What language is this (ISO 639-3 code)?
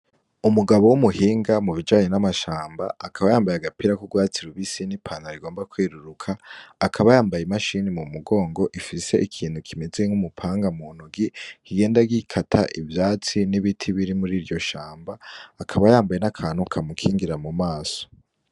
run